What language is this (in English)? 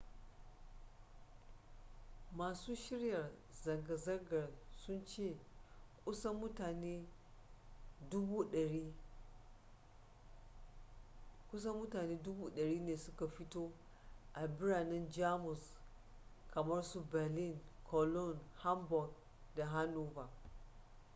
Hausa